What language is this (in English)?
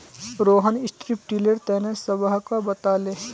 Magahi